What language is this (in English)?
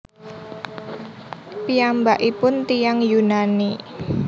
Javanese